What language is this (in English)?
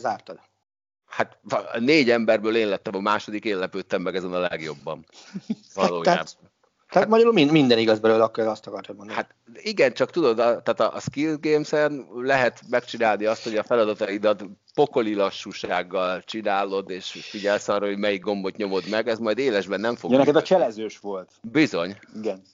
Hungarian